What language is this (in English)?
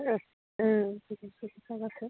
Bodo